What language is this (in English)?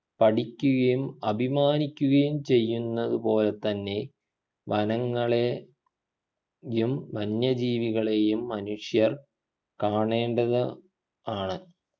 Malayalam